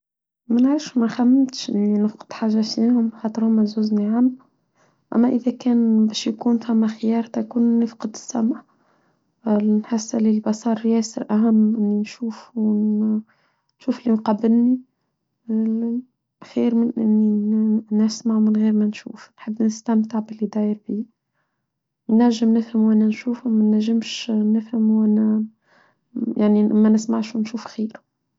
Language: Tunisian Arabic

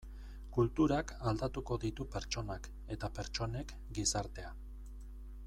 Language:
Basque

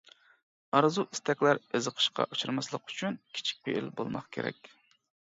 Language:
Uyghur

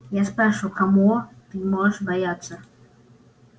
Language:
Russian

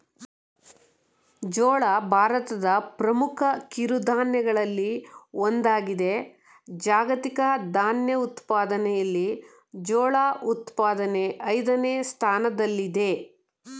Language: Kannada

